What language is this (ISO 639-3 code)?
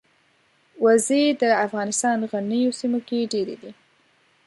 pus